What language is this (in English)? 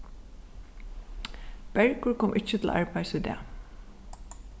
Faroese